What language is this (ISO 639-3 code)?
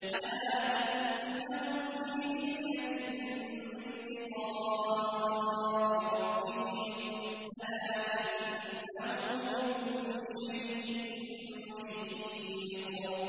ara